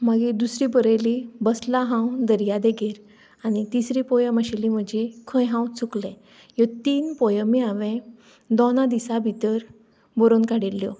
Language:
Konkani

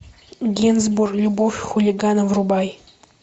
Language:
Russian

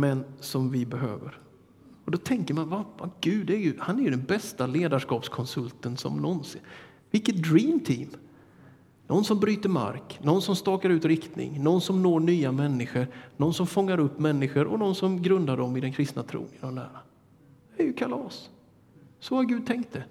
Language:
Swedish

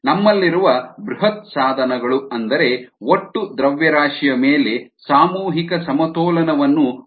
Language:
Kannada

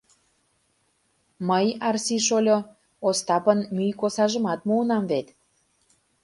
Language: Mari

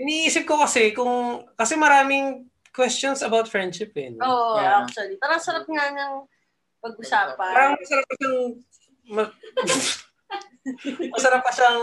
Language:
Filipino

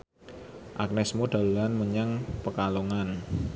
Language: Javanese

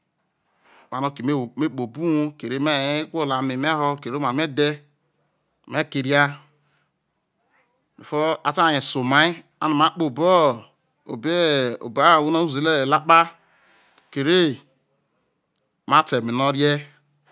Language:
Isoko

